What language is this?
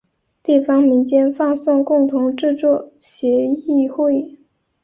Chinese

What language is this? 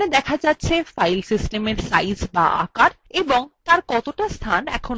Bangla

